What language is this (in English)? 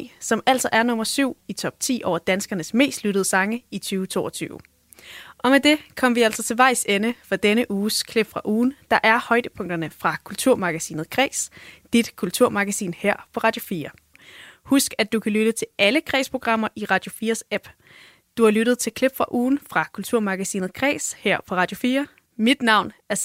Danish